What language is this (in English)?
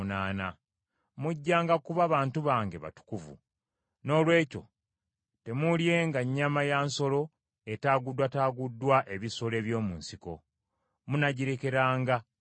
Ganda